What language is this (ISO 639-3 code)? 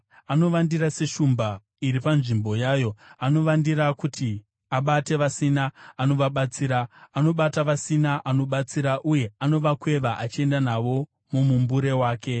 sna